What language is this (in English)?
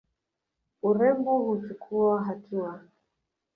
Swahili